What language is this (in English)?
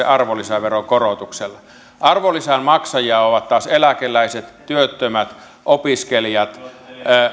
Finnish